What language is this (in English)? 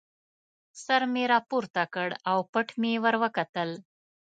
Pashto